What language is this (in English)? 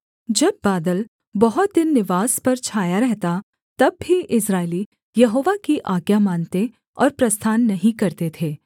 Hindi